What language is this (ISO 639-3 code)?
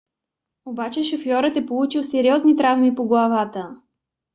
bul